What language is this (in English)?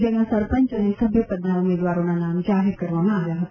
Gujarati